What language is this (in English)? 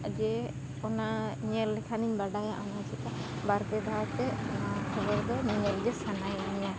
Santali